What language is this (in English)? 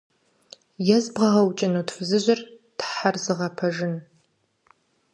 Kabardian